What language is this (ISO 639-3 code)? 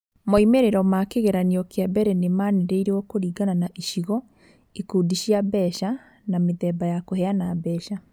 kik